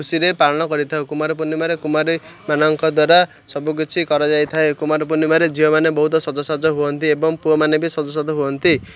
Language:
Odia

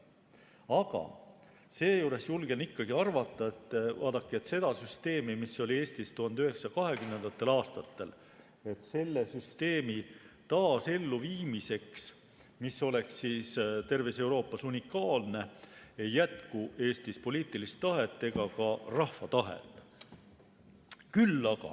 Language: Estonian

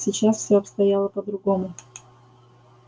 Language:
Russian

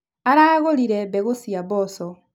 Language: Kikuyu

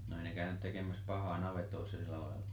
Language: Finnish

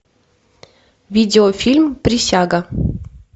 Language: Russian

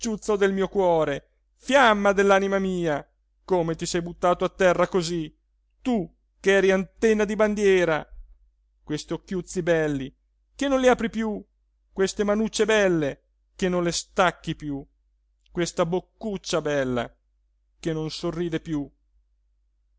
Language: Italian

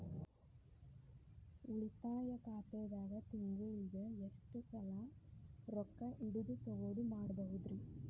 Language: Kannada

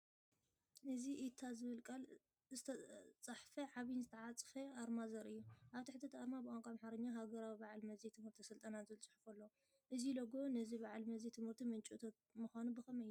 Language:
Tigrinya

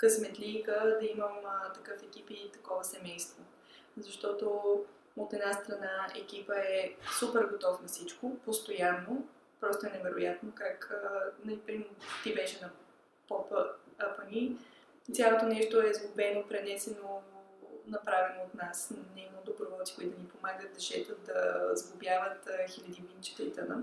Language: Bulgarian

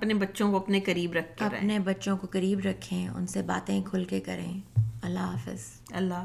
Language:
Urdu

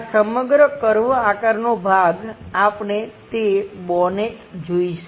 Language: Gujarati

